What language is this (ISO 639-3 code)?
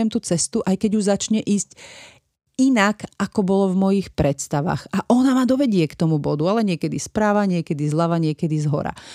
slk